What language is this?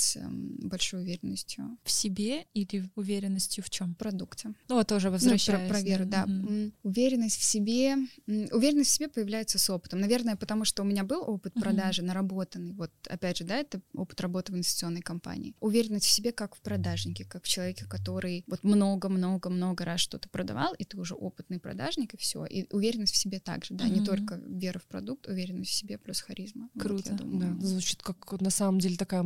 Russian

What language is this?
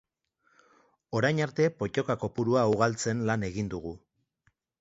Basque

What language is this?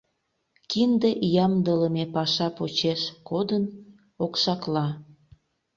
Mari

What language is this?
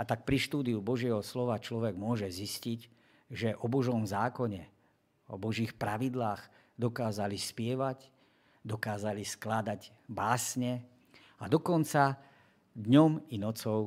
Slovak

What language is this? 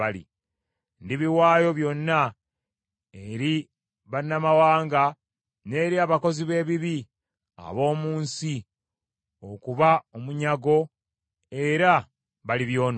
Ganda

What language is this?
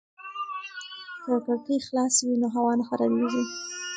Pashto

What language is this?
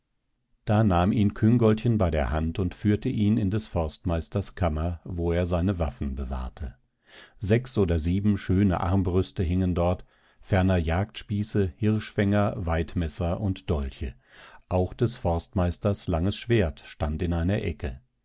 German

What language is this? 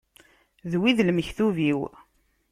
Kabyle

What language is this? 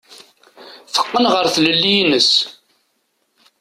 Kabyle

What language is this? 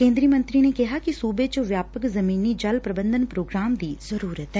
Punjabi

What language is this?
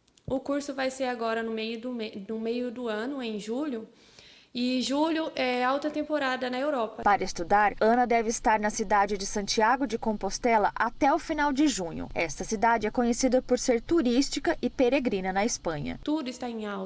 Portuguese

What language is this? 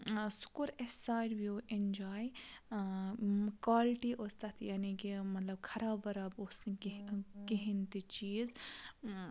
Kashmiri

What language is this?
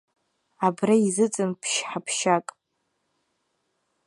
Abkhazian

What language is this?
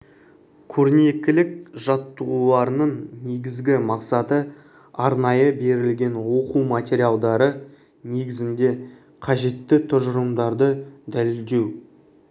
Kazakh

